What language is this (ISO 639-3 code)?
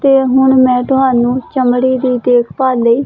pan